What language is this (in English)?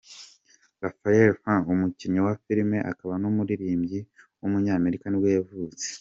Kinyarwanda